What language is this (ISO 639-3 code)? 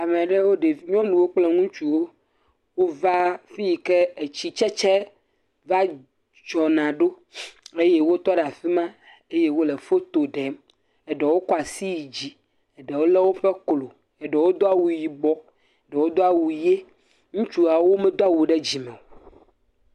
ewe